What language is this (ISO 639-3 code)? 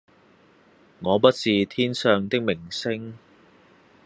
yue